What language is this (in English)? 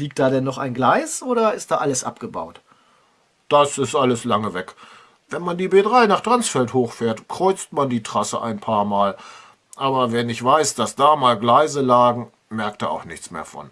German